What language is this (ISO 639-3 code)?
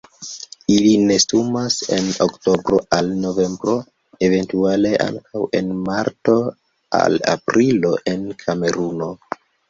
epo